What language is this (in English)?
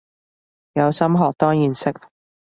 Cantonese